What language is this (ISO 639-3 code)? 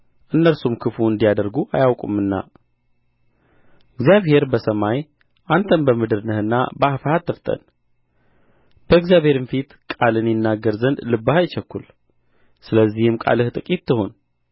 amh